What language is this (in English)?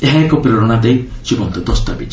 Odia